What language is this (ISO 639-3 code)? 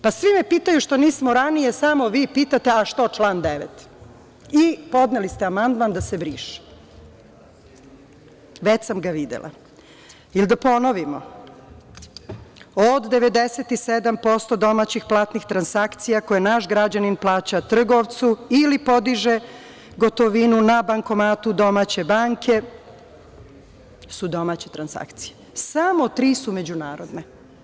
srp